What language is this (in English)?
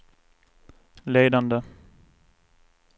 Swedish